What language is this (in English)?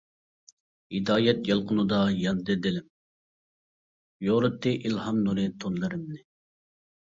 Uyghur